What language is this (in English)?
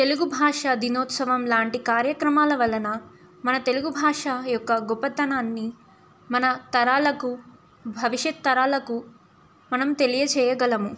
Telugu